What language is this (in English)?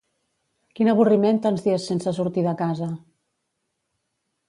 Catalan